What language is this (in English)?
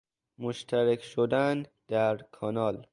Persian